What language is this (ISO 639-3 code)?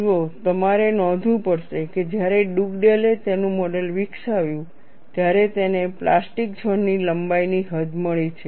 guj